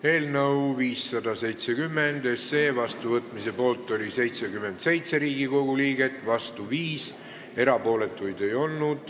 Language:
Estonian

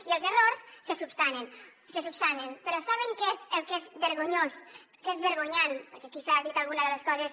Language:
Catalan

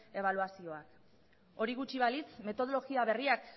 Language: Basque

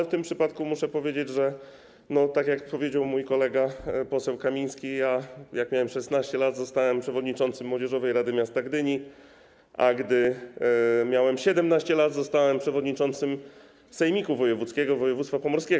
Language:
Polish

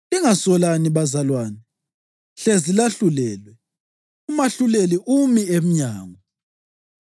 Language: North Ndebele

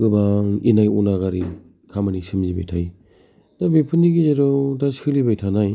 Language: Bodo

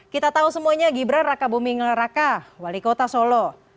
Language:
Indonesian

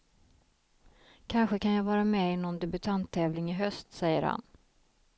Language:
Swedish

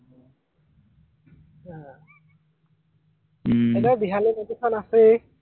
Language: Assamese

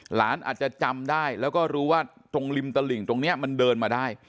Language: Thai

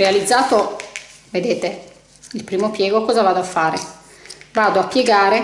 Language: Italian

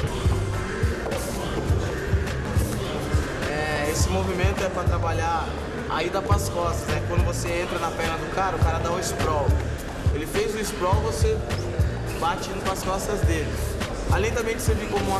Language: Portuguese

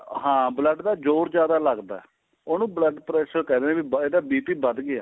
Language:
Punjabi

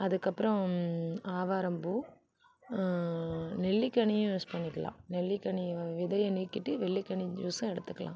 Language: Tamil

